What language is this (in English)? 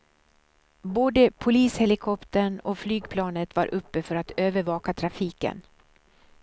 Swedish